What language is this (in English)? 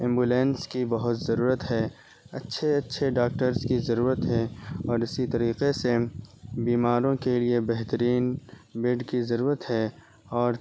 Urdu